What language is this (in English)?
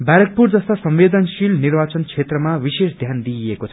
Nepali